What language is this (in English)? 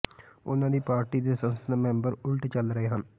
Punjabi